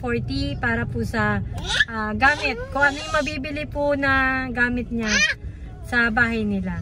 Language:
Filipino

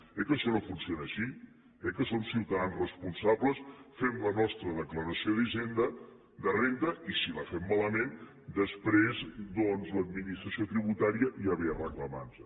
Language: Catalan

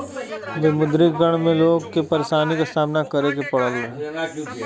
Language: Bhojpuri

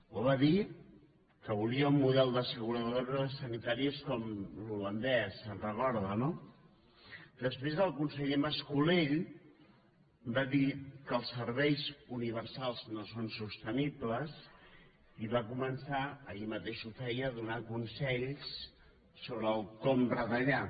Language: Catalan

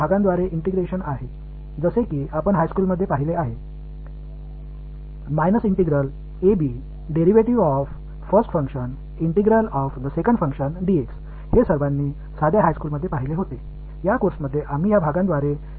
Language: Tamil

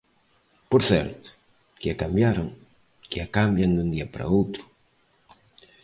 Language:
Galician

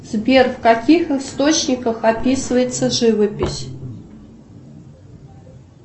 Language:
Russian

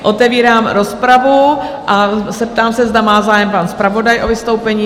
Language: Czech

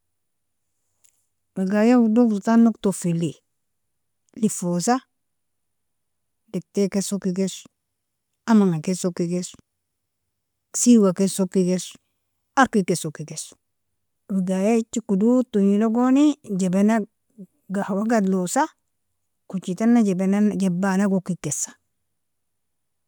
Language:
Nobiin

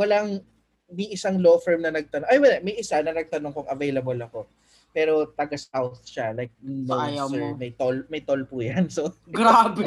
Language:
Filipino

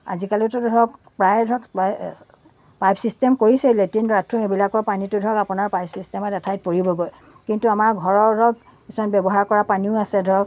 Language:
Assamese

